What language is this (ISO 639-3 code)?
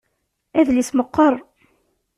kab